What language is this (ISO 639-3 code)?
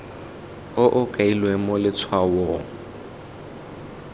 tsn